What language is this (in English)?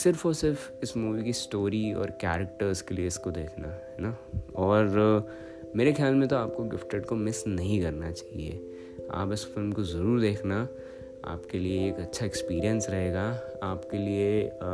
Hindi